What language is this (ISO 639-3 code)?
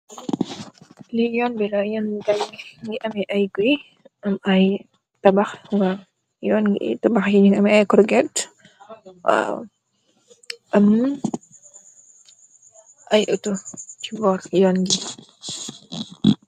wol